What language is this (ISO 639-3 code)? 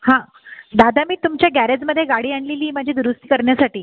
mar